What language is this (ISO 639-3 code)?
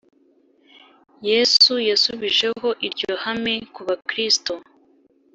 kin